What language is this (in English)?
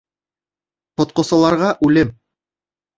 Bashkir